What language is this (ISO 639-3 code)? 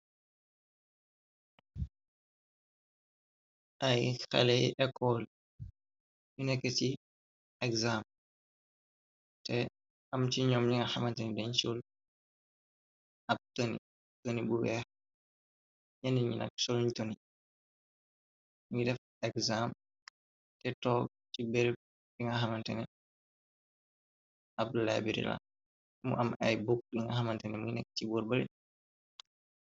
wol